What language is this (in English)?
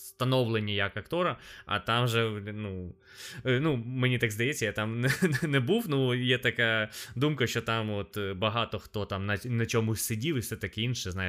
Ukrainian